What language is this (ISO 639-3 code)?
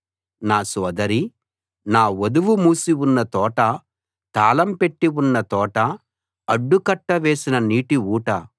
tel